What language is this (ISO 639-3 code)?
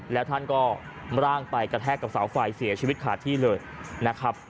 tha